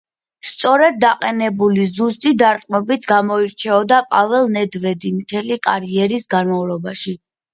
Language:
Georgian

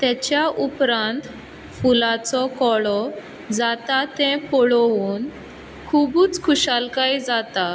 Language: Konkani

